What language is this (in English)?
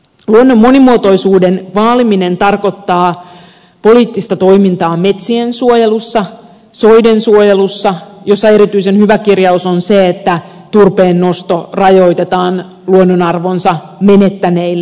Finnish